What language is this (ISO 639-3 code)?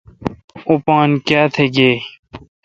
xka